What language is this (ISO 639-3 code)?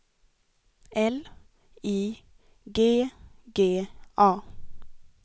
swe